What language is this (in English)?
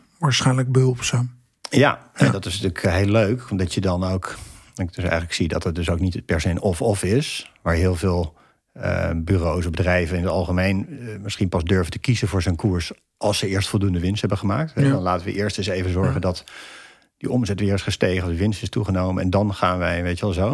Dutch